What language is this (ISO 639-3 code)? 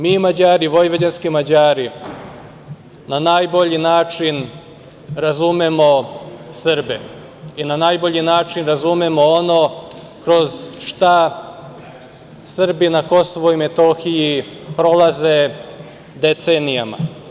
srp